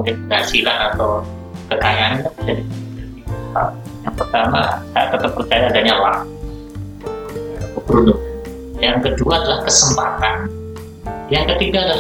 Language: Indonesian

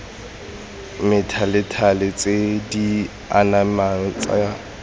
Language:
Tswana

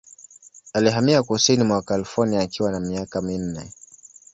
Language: Swahili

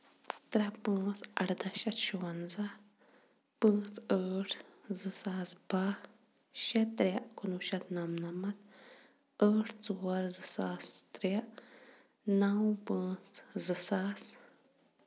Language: Kashmiri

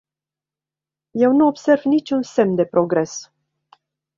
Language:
Romanian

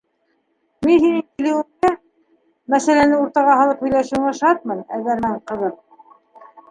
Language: Bashkir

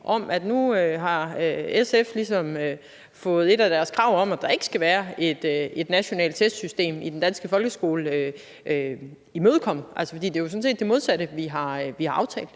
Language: Danish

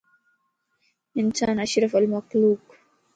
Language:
Lasi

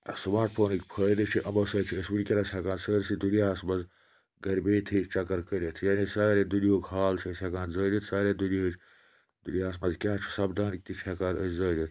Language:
Kashmiri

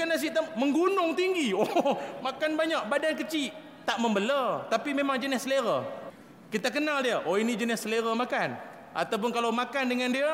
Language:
Malay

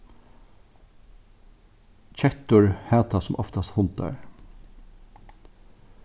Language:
Faroese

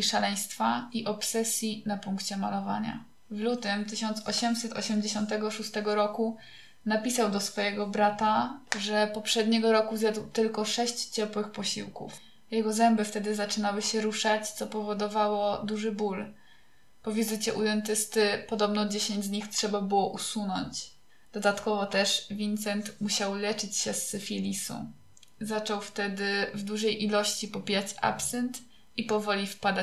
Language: Polish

